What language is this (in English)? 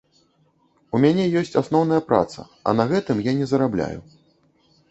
Belarusian